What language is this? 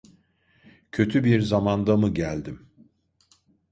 Turkish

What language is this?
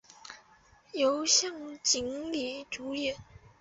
Chinese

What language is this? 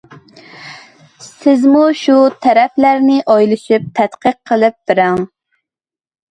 Uyghur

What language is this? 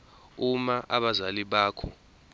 Zulu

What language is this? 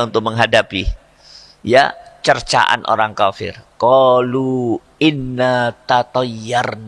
Indonesian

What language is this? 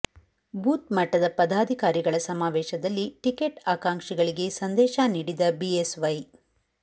Kannada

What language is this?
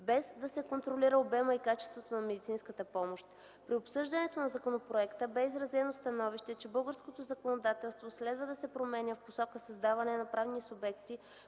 Bulgarian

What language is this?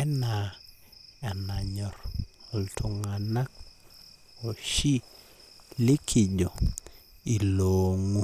Masai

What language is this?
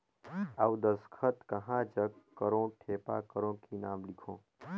Chhattisgarhi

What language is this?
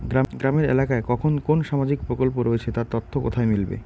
Bangla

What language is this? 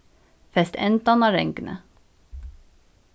Faroese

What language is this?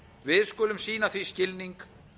Icelandic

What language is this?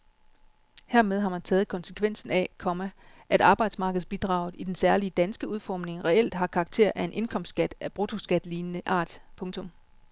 Danish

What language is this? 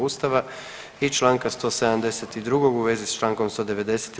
Croatian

